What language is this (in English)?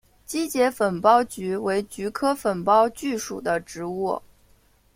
Chinese